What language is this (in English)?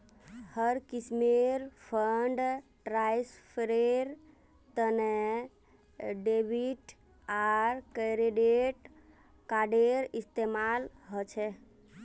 Magahi